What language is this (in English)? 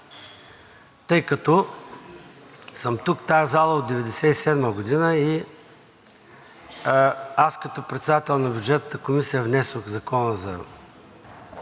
Bulgarian